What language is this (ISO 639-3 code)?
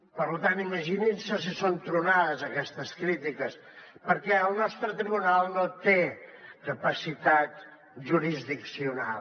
cat